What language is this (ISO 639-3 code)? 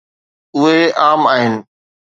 snd